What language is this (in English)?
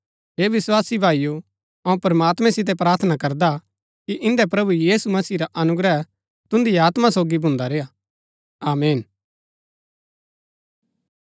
Gaddi